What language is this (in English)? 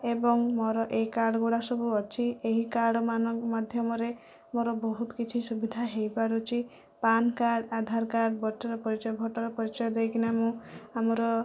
Odia